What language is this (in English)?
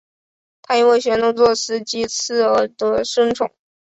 Chinese